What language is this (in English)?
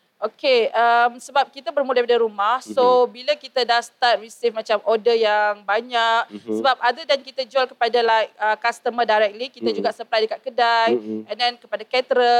Malay